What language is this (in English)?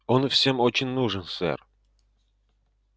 Russian